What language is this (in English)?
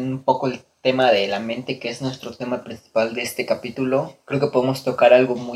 Spanish